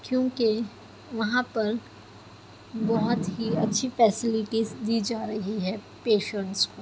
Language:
Urdu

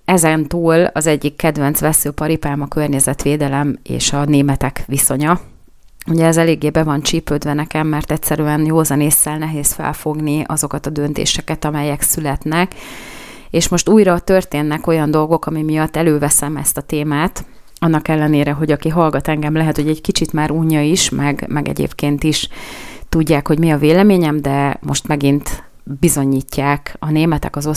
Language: Hungarian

